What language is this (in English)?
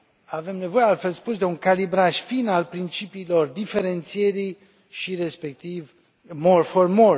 Romanian